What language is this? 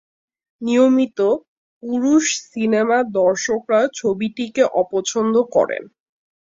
Bangla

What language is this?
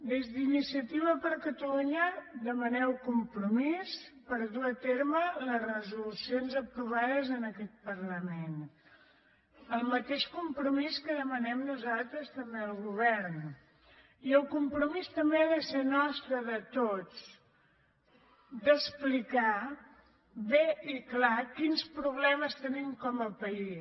Catalan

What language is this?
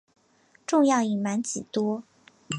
Chinese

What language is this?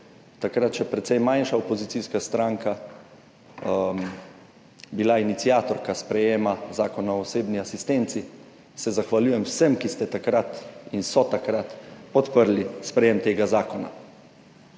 Slovenian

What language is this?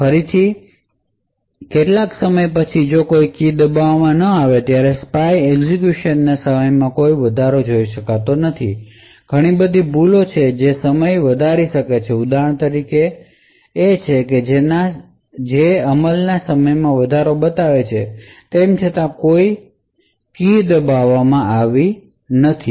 Gujarati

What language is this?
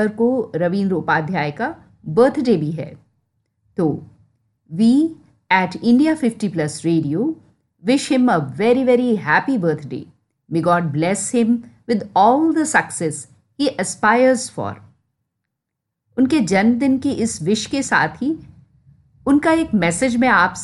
Hindi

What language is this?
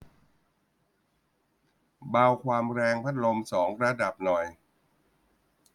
Thai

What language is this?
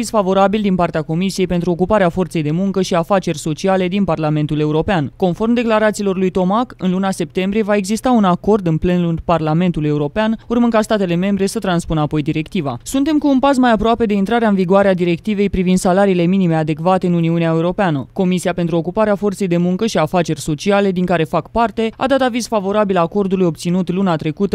Romanian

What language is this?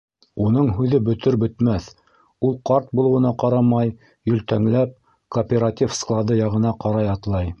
Bashkir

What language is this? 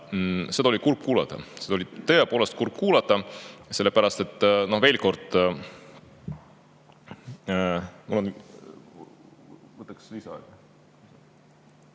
Estonian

